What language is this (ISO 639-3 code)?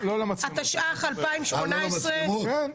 heb